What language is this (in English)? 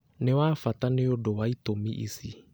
Kikuyu